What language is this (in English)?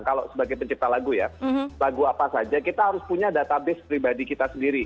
Indonesian